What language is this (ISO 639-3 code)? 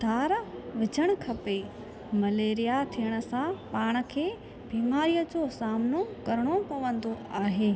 snd